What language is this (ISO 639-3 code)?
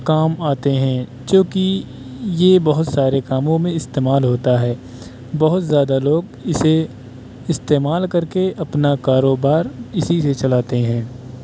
urd